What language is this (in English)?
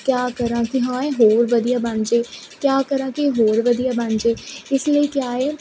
Punjabi